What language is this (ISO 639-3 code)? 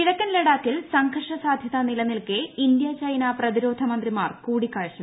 mal